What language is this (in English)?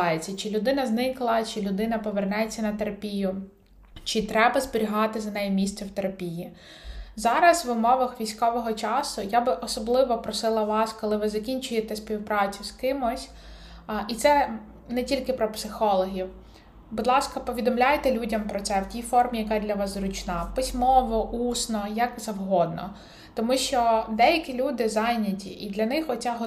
Ukrainian